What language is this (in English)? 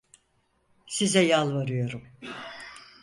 Turkish